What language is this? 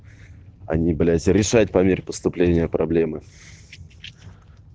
Russian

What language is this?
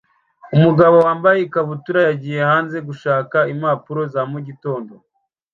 Kinyarwanda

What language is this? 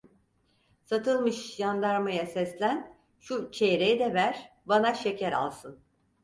Turkish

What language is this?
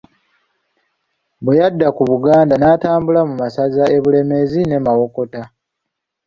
Ganda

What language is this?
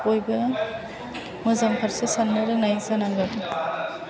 Bodo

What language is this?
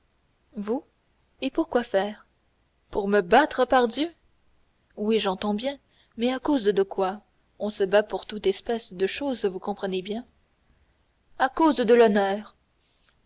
French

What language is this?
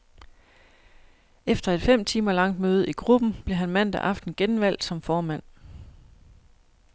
Danish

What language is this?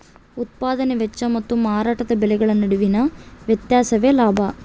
Kannada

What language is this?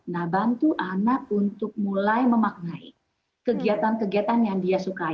Indonesian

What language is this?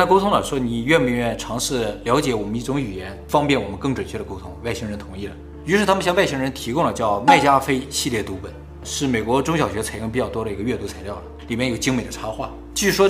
Chinese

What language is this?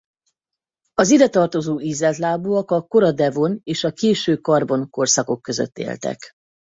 Hungarian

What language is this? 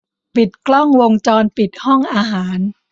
Thai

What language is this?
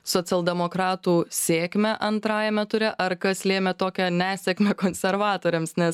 Lithuanian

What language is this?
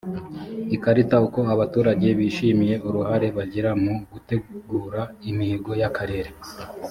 Kinyarwanda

